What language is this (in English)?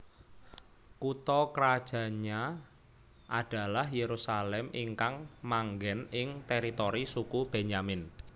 Javanese